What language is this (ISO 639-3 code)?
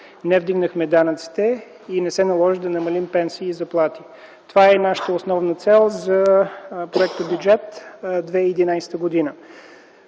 bul